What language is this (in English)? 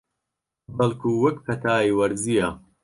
Central Kurdish